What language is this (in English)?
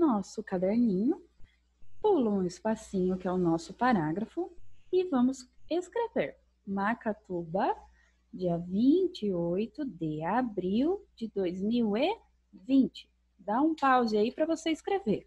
Portuguese